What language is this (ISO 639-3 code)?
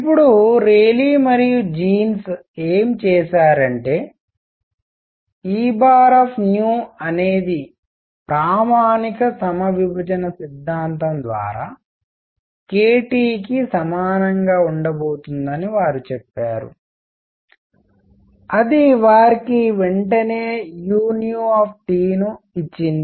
tel